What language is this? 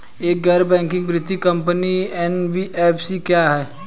Hindi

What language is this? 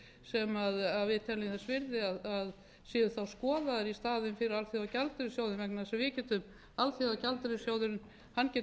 Icelandic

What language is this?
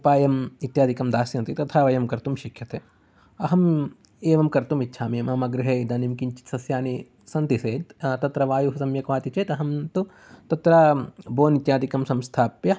Sanskrit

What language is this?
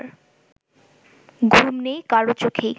Bangla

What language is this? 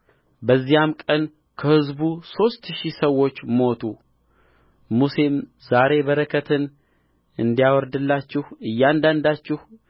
Amharic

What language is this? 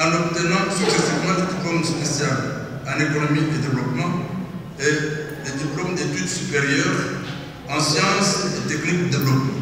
French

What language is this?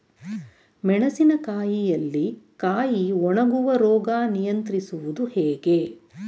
Kannada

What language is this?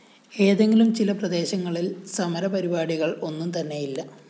Malayalam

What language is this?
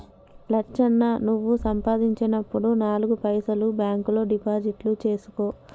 Telugu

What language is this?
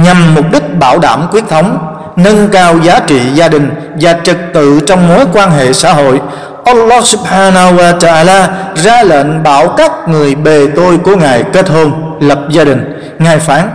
Vietnamese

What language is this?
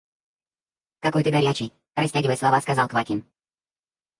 Russian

